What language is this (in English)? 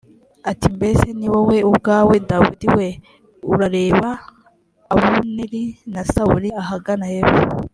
Kinyarwanda